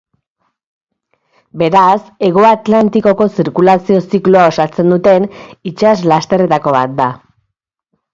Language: Basque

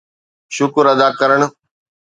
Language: Sindhi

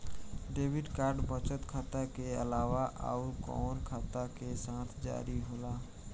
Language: Bhojpuri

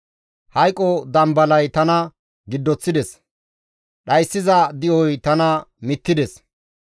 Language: Gamo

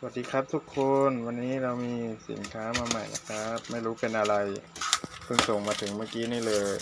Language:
Thai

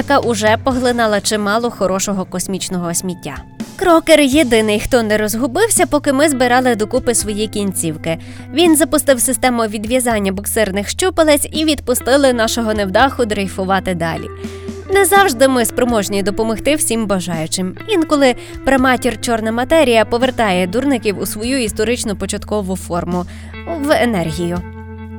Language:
Ukrainian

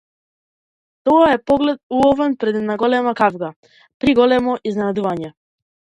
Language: Macedonian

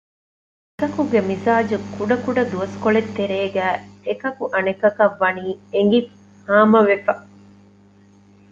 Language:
Divehi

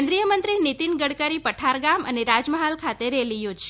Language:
Gujarati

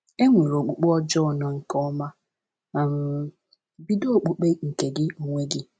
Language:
Igbo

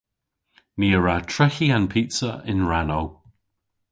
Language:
Cornish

